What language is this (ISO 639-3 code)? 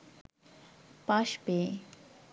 ben